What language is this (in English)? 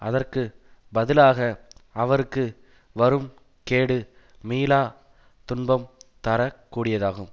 Tamil